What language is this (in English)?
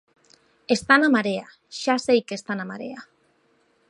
Galician